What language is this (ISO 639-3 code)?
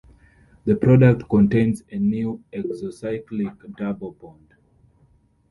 eng